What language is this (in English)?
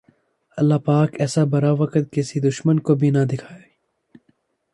Urdu